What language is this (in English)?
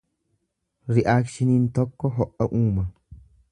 Oromo